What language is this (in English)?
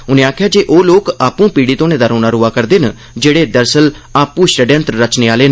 Dogri